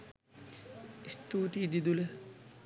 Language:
Sinhala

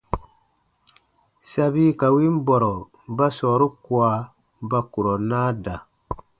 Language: Baatonum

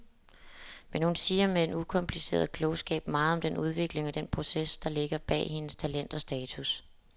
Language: Danish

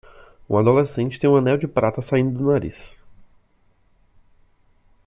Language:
Portuguese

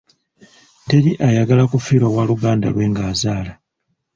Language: Ganda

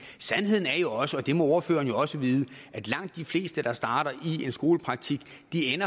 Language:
Danish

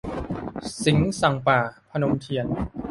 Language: Thai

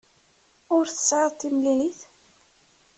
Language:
Kabyle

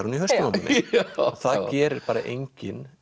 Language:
Icelandic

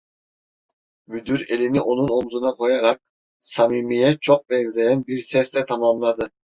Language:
Turkish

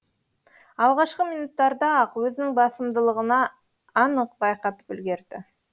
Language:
Kazakh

